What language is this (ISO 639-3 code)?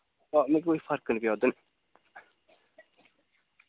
doi